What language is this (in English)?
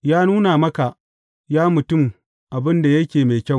Hausa